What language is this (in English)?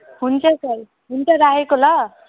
Nepali